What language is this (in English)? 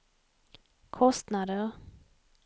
Swedish